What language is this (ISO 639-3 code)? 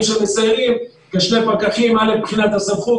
heb